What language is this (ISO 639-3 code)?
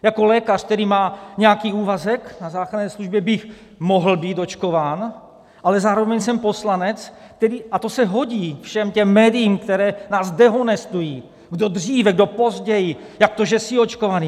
ces